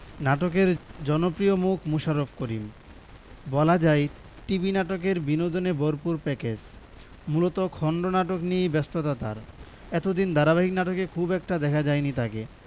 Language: Bangla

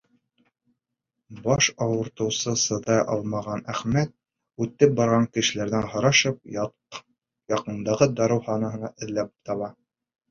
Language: Bashkir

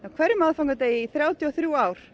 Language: Icelandic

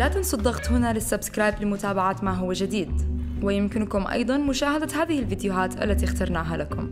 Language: Arabic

